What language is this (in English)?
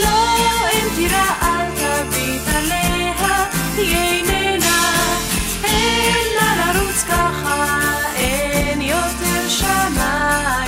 Hebrew